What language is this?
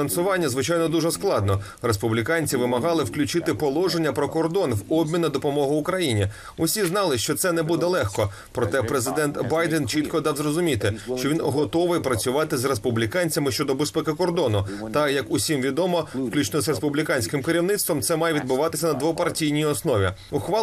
Ukrainian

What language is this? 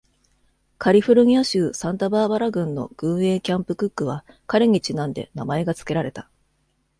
Japanese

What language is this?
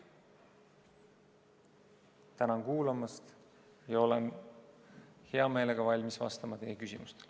Estonian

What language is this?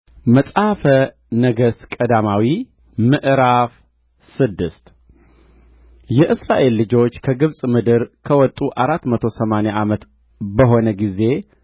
Amharic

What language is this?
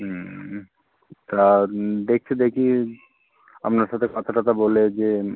Bangla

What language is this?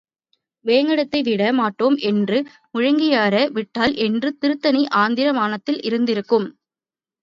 Tamil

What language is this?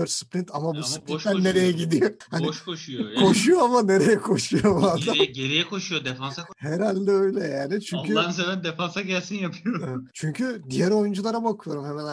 Turkish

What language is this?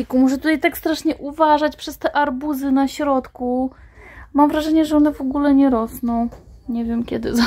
Polish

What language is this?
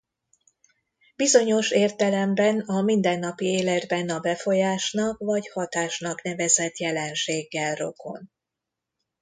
Hungarian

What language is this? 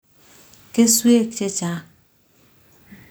Kalenjin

